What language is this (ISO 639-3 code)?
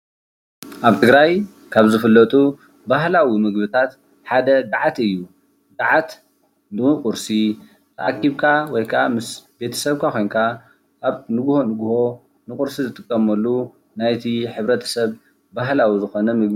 tir